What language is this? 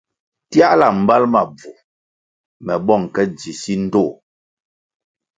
Kwasio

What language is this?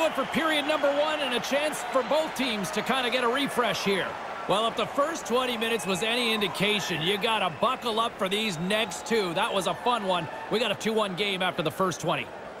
English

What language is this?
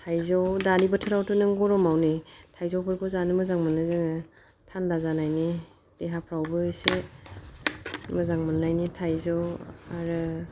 Bodo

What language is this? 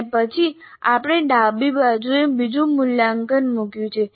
Gujarati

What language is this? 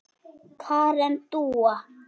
Icelandic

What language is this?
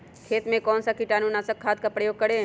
Magahi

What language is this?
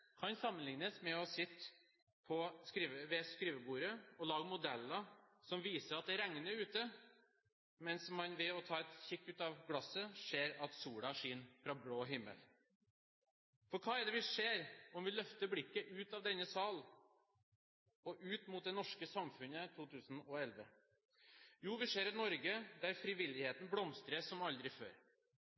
Norwegian Bokmål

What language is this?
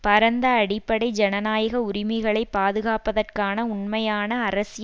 Tamil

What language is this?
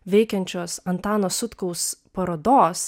Lithuanian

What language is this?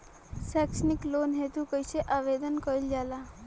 Bhojpuri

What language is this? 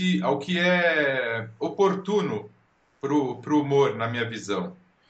Portuguese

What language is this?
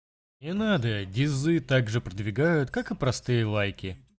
Russian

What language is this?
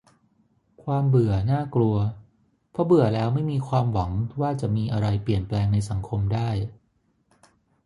Thai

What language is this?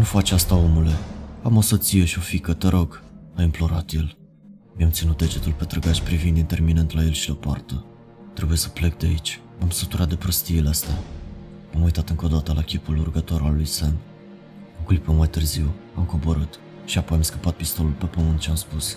Romanian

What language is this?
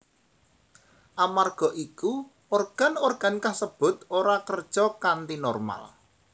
Javanese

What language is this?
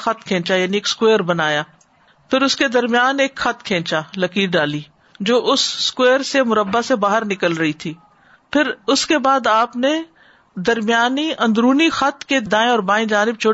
Urdu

